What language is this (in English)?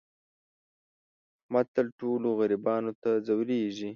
Pashto